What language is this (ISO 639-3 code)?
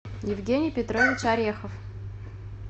rus